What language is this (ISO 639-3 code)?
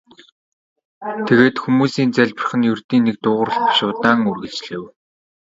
mon